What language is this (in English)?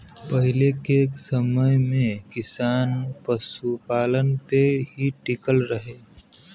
Bhojpuri